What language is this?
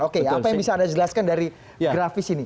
Indonesian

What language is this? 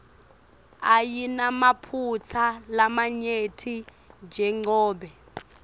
Swati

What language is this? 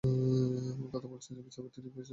Bangla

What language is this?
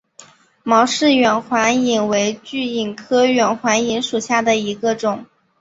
Chinese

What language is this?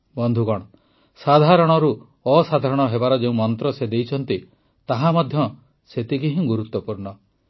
Odia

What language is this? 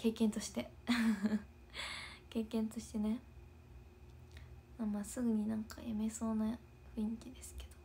Japanese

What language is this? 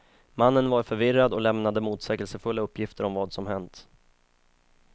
Swedish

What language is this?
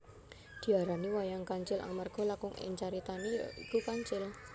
Javanese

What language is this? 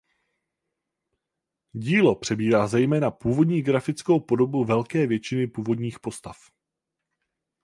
Czech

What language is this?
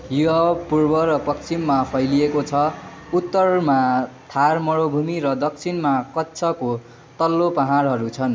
Nepali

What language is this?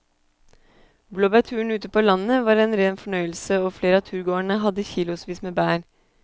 Norwegian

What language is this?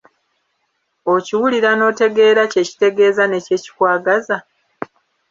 Ganda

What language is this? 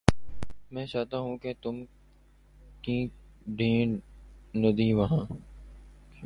Urdu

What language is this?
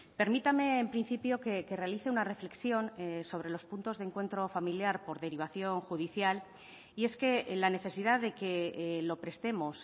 Spanish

